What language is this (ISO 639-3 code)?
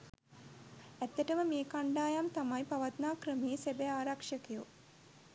sin